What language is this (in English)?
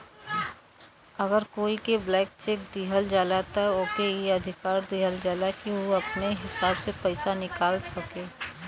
Bhojpuri